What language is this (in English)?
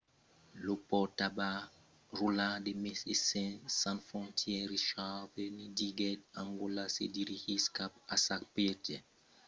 Occitan